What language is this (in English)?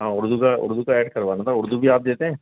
Urdu